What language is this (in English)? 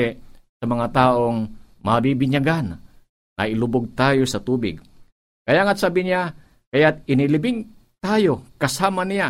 Filipino